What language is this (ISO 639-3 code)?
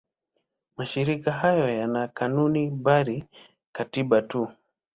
swa